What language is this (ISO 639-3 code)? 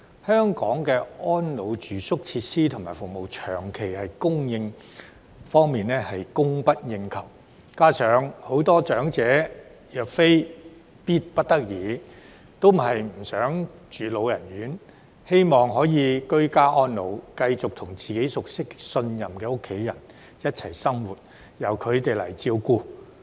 yue